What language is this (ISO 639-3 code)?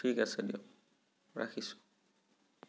asm